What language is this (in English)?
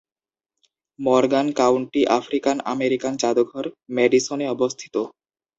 Bangla